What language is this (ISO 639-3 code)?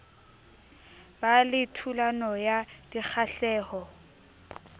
sot